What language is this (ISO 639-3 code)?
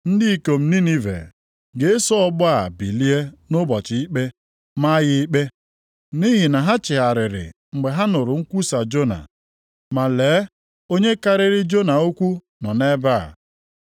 ibo